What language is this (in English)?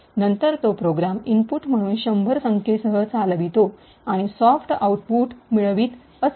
Marathi